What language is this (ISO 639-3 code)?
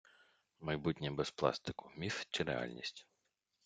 ukr